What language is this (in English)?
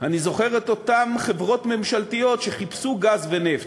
Hebrew